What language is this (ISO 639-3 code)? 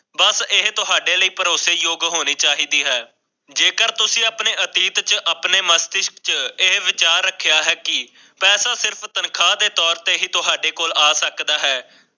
pan